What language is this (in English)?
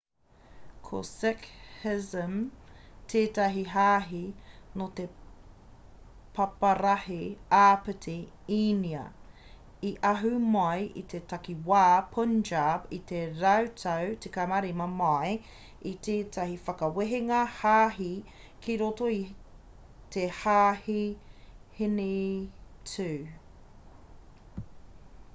Māori